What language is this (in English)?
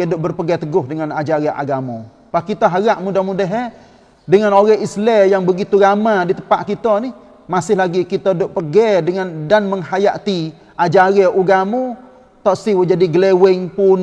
Malay